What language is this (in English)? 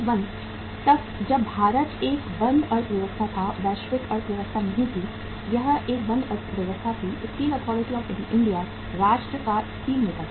Hindi